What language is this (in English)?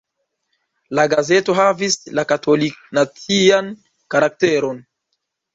Esperanto